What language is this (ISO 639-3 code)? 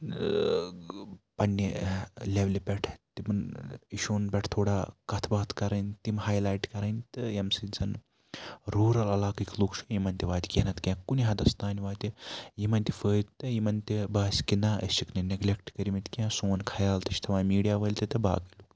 kas